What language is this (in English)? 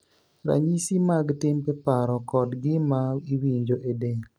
Luo (Kenya and Tanzania)